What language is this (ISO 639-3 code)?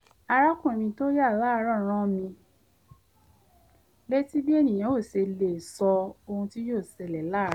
yor